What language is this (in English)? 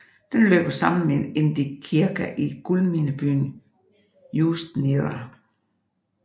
Danish